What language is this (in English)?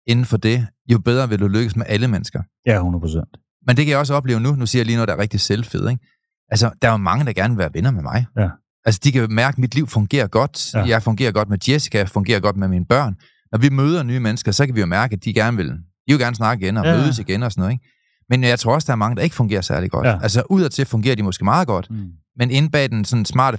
Danish